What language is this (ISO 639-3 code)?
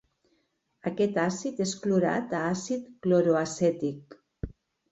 cat